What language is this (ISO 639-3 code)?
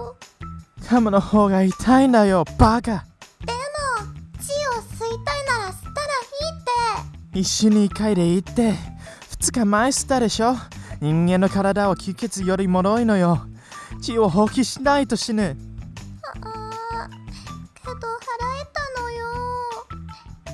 jpn